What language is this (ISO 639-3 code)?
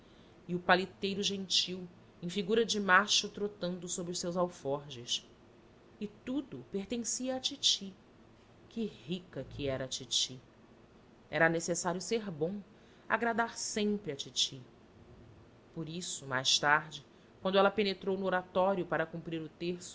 por